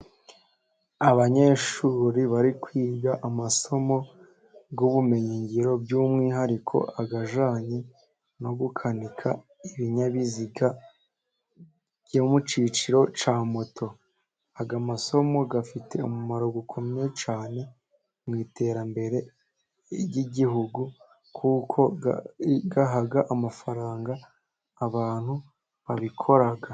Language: Kinyarwanda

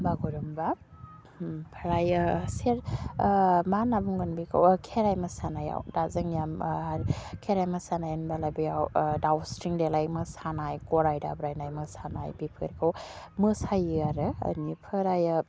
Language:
Bodo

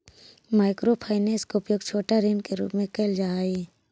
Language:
Magahi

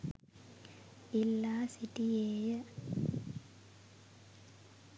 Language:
Sinhala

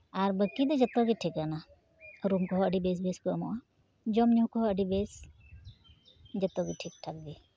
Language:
Santali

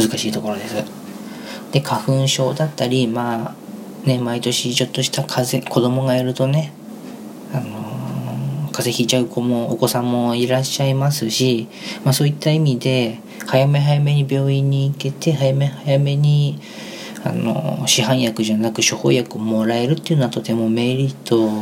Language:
Japanese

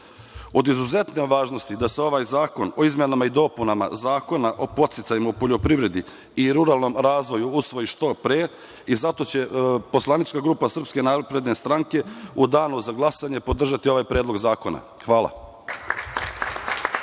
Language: Serbian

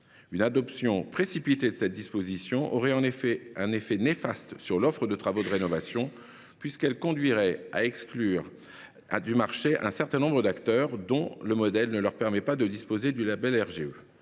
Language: French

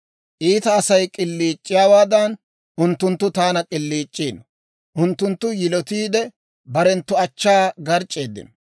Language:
Dawro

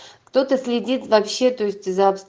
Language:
Russian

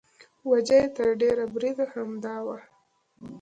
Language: Pashto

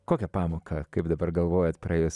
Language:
Lithuanian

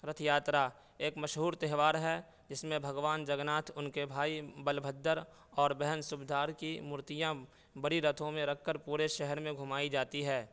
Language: Urdu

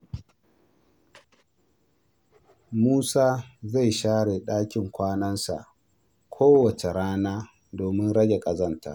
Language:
Hausa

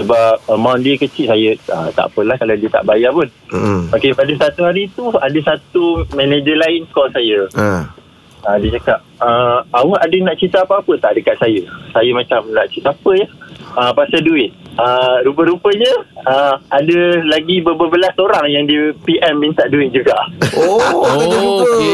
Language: Malay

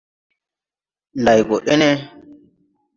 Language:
Tupuri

